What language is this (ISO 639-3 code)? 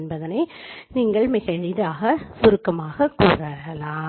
tam